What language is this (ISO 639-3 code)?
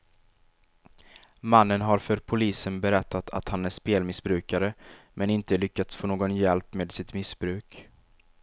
swe